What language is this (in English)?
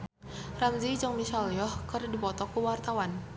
Sundanese